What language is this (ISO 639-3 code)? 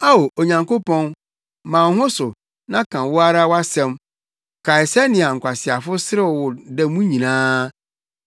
aka